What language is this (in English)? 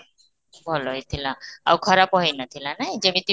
Odia